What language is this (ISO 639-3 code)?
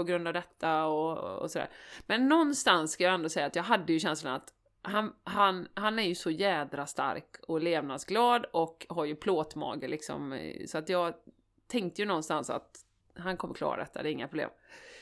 swe